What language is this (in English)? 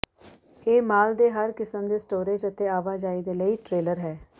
Punjabi